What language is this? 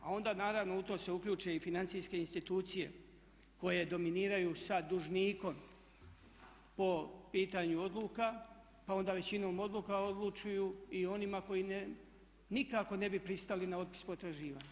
Croatian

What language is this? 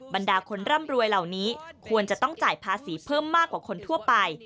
Thai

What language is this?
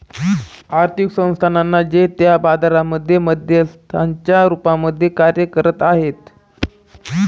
Marathi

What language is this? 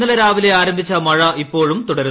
Malayalam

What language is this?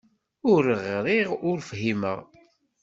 Kabyle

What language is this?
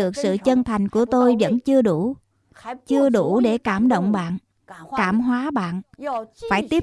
Vietnamese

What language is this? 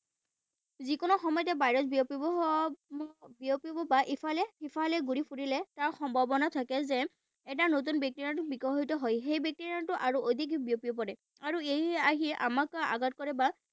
Assamese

